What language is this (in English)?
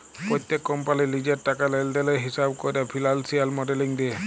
Bangla